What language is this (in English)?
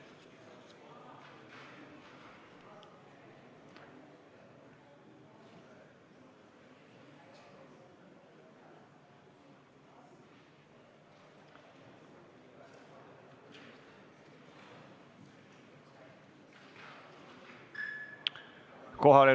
Estonian